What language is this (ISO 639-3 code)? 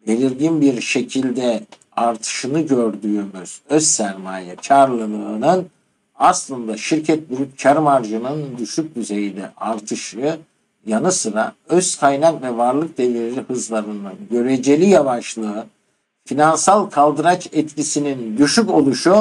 tur